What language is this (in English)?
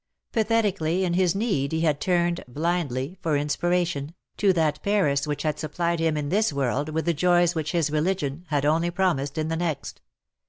English